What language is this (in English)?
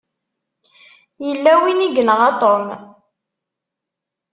Kabyle